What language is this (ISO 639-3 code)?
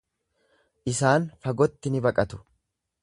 orm